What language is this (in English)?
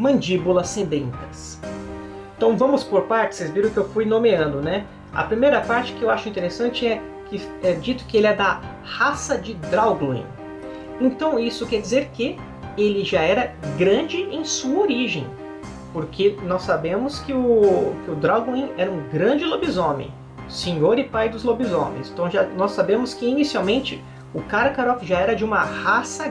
Portuguese